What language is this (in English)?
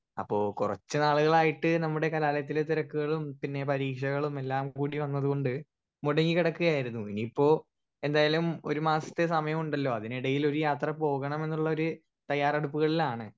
Malayalam